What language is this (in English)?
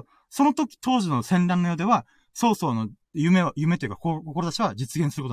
Japanese